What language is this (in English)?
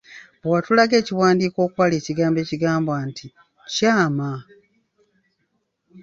Ganda